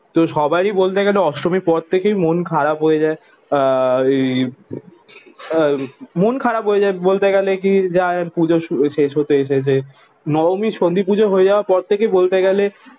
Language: Bangla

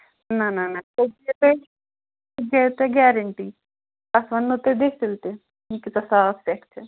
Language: Kashmiri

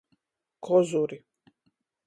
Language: Latgalian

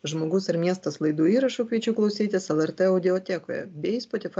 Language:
Lithuanian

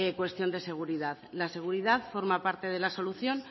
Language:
Spanish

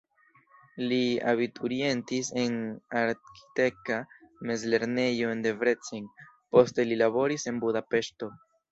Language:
Esperanto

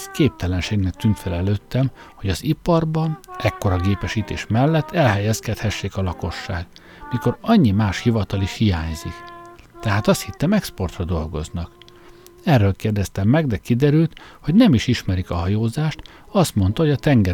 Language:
Hungarian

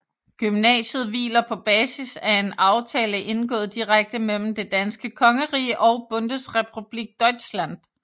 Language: Danish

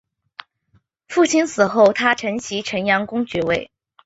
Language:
Chinese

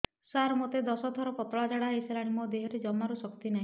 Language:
Odia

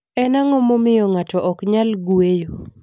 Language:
Luo (Kenya and Tanzania)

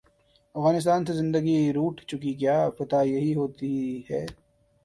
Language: Urdu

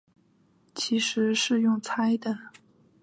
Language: Chinese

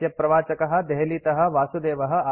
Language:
Sanskrit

